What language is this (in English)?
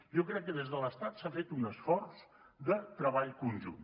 Catalan